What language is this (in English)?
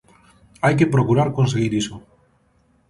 Galician